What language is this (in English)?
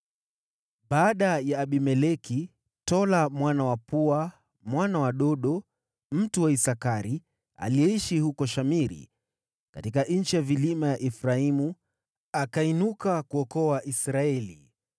Swahili